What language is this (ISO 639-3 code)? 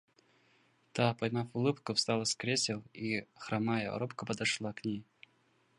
rus